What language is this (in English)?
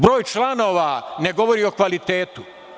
Serbian